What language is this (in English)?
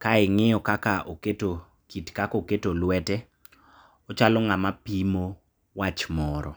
Luo (Kenya and Tanzania)